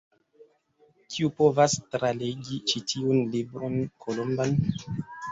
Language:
Esperanto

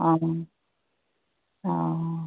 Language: Maithili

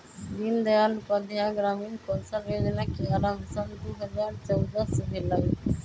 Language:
Magahi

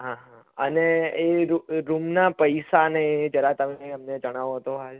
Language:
Gujarati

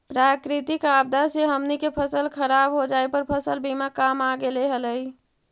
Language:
Magahi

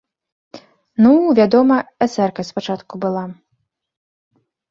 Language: Belarusian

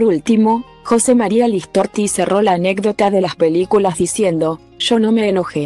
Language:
Spanish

